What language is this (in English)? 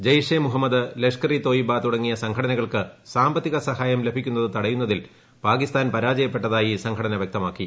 Malayalam